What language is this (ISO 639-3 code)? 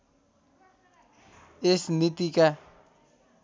nep